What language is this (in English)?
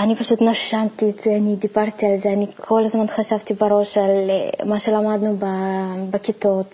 Hebrew